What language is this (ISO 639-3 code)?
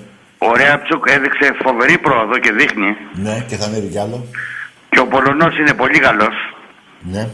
ell